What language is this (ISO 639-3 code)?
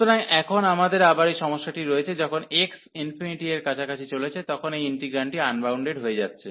ben